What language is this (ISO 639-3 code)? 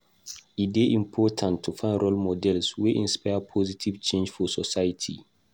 pcm